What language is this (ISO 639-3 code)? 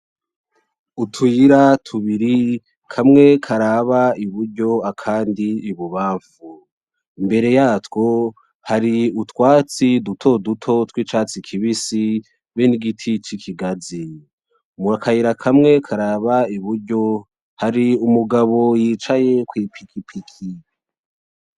run